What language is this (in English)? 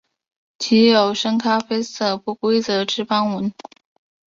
Chinese